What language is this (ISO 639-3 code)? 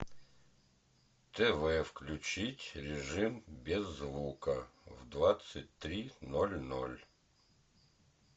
rus